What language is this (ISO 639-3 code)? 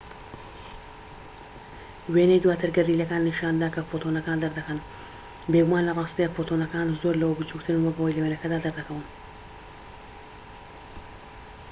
ckb